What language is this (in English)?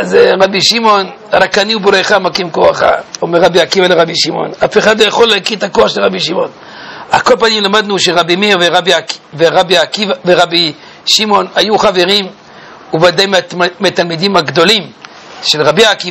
Hebrew